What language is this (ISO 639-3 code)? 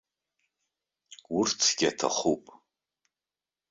abk